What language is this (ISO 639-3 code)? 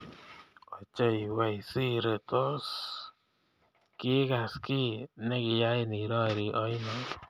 kln